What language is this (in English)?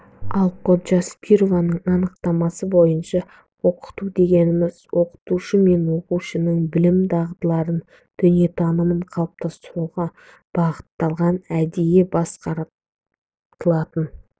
Kazakh